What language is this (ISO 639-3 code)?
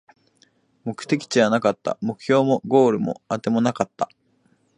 jpn